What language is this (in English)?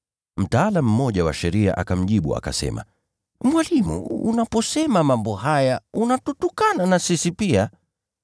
Swahili